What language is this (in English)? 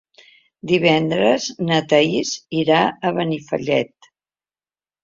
Catalan